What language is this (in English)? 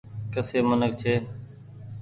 Goaria